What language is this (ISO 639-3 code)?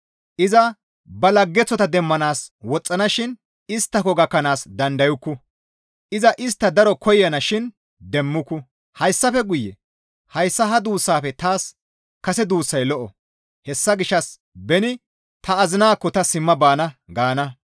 gmv